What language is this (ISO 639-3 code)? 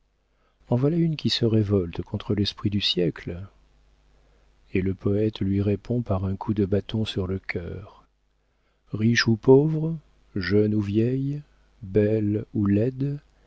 fra